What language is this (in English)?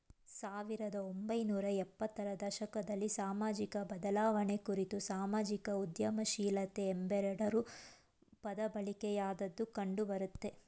Kannada